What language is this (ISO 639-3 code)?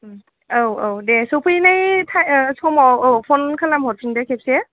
brx